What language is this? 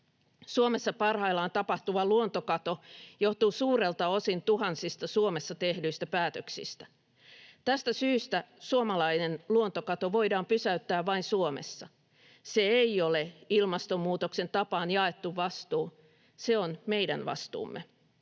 Finnish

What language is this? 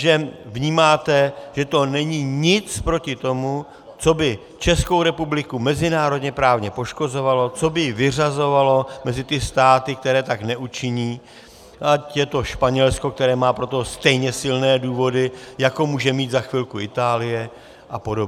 Czech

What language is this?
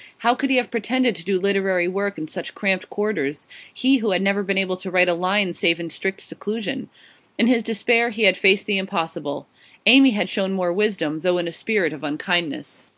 English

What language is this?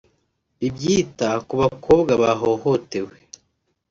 Kinyarwanda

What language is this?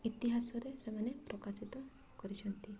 Odia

